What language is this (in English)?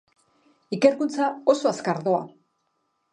Basque